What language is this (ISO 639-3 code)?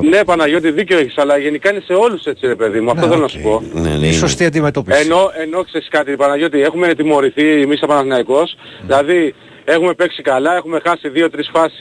ell